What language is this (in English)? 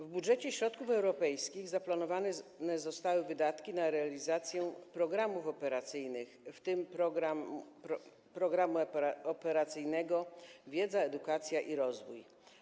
Polish